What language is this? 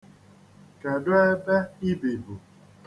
Igbo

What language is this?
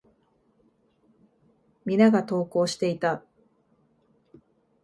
Japanese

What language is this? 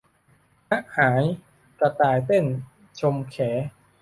Thai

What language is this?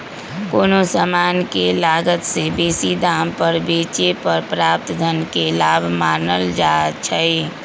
Magahi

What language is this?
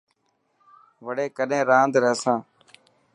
Dhatki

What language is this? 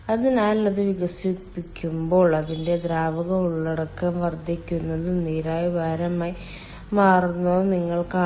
Malayalam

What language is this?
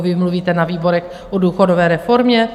Czech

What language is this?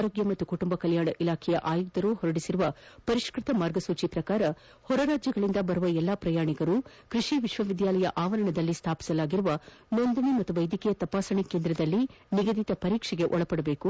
Kannada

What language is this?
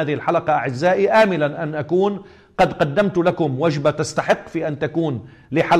Arabic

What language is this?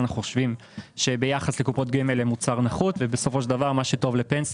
Hebrew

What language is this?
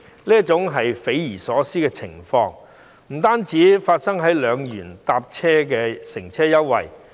Cantonese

